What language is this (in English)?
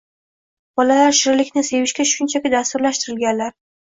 Uzbek